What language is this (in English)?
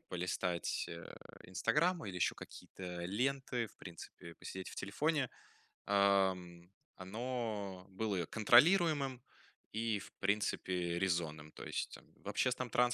Russian